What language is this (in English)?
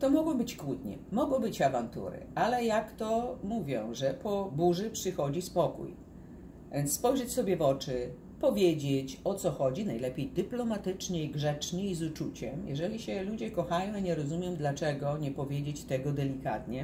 Polish